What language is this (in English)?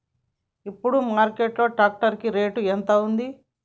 Telugu